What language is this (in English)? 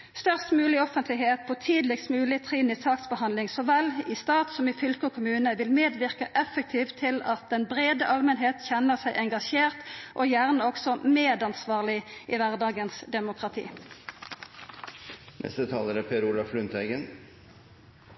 Norwegian Nynorsk